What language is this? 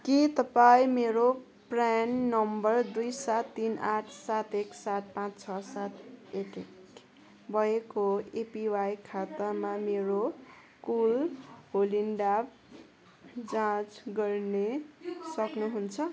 Nepali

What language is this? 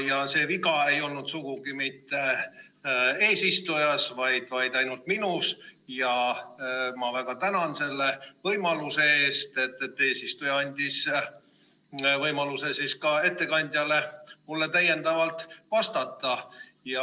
Estonian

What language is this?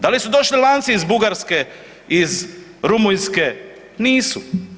Croatian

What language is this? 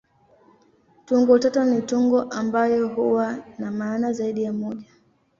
Swahili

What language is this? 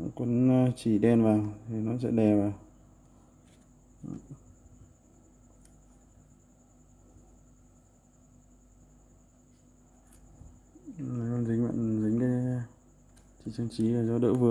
Vietnamese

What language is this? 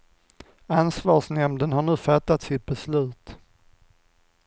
Swedish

